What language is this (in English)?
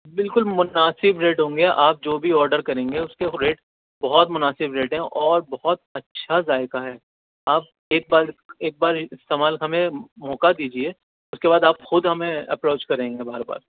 Urdu